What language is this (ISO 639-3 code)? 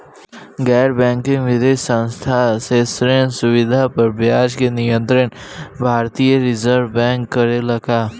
bho